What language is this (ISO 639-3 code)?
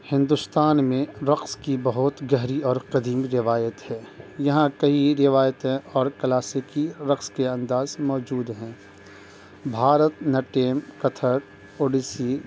urd